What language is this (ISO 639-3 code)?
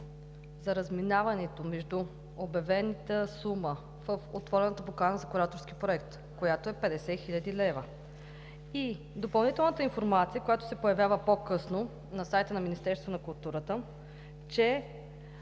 bul